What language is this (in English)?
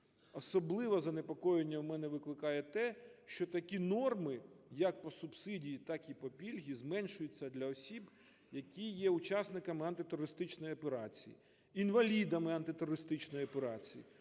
Ukrainian